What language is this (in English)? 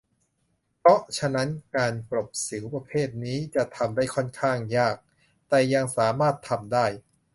Thai